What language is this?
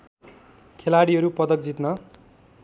Nepali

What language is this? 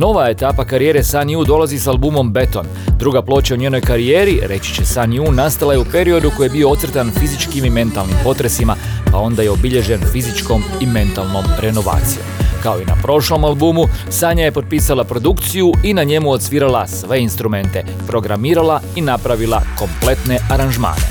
Croatian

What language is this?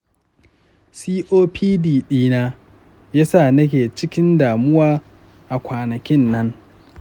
Hausa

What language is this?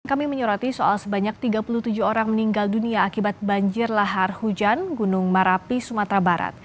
Indonesian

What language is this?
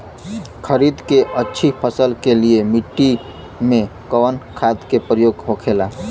Bhojpuri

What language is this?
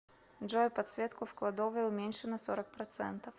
Russian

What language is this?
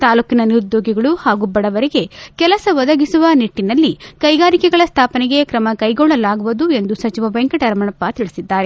Kannada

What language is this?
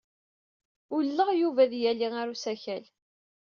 Kabyle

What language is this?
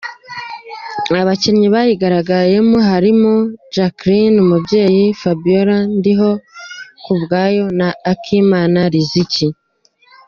Kinyarwanda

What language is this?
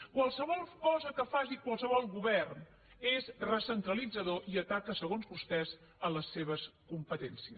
Catalan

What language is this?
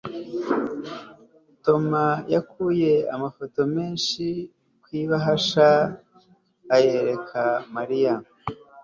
Kinyarwanda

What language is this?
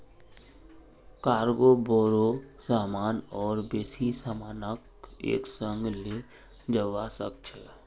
Magahi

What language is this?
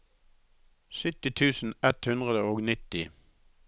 Norwegian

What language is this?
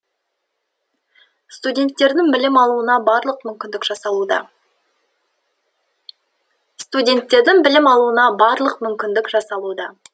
Kazakh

